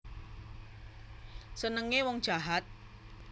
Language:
Javanese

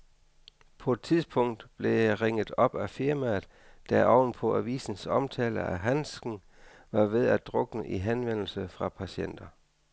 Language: Danish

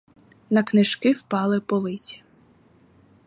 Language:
Ukrainian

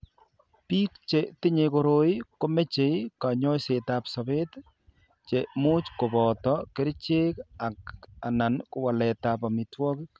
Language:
Kalenjin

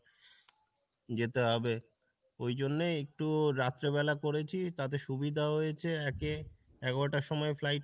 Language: Bangla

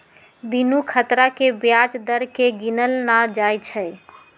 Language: Magahi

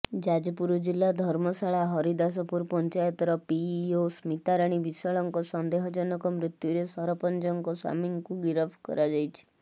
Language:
Odia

